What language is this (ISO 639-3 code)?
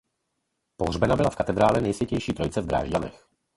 ces